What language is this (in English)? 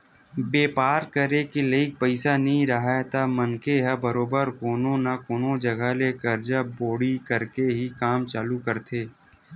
Chhattisgarhi